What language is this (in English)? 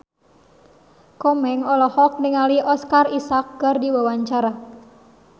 Sundanese